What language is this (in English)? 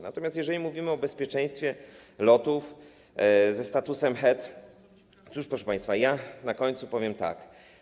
Polish